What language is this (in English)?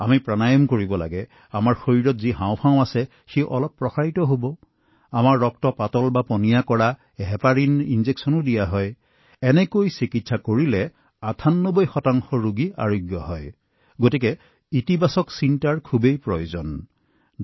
Assamese